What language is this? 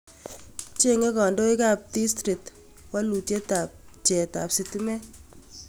Kalenjin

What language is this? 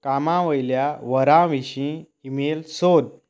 Konkani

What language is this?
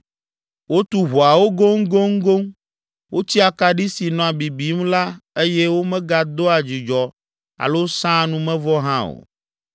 Ewe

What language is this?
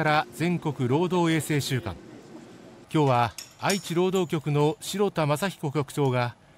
Japanese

